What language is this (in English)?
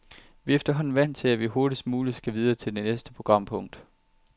Danish